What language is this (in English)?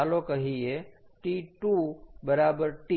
Gujarati